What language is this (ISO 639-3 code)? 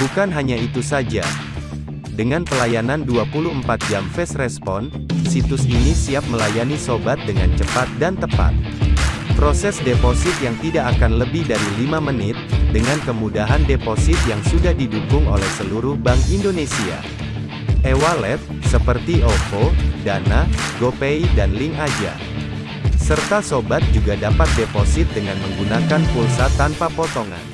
ind